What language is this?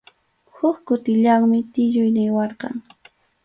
Arequipa-La Unión Quechua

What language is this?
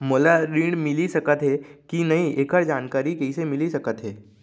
Chhattisgarhi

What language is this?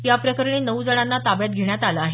Marathi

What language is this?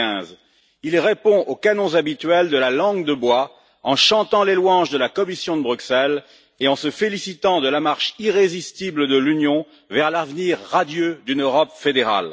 French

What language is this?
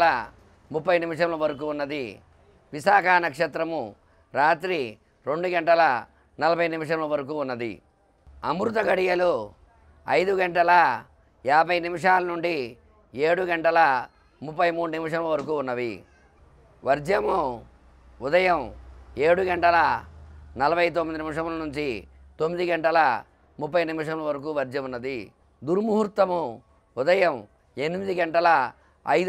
Telugu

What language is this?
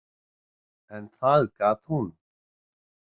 Icelandic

